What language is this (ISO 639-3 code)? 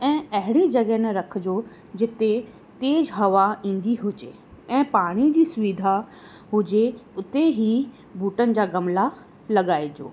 snd